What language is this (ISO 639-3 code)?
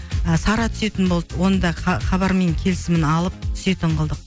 kaz